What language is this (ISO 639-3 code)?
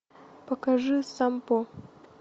rus